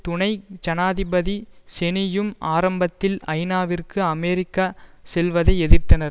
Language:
Tamil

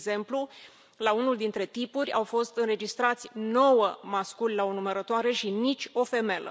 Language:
Romanian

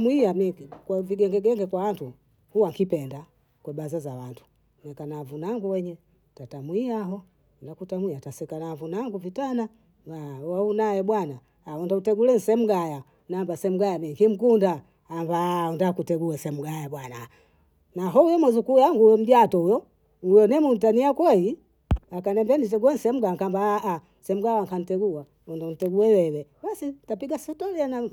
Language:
Bondei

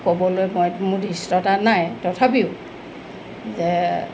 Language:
Assamese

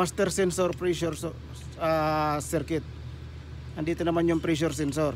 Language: Filipino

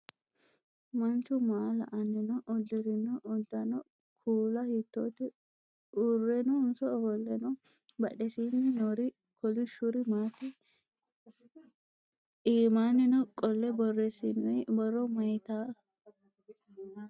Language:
Sidamo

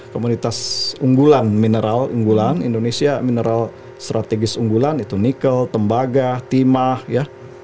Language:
Indonesian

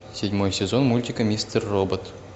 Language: Russian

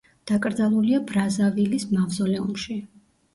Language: Georgian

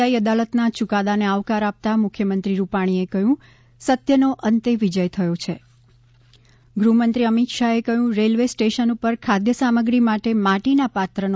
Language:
Gujarati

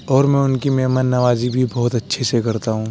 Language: Urdu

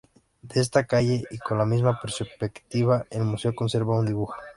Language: Spanish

